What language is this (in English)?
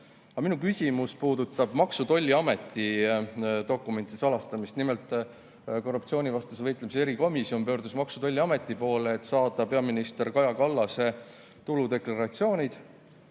Estonian